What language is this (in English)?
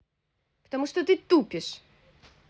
Russian